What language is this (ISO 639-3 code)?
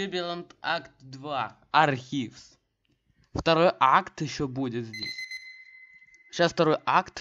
rus